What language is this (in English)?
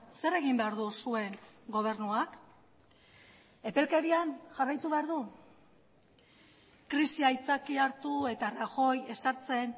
Basque